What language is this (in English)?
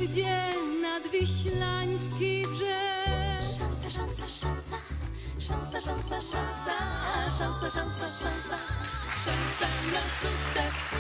Polish